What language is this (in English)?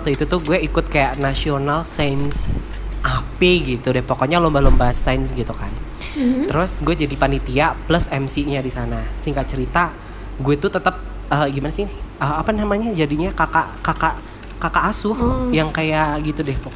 Indonesian